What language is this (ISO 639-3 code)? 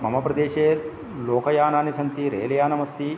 san